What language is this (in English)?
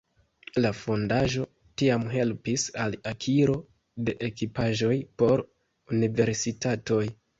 Esperanto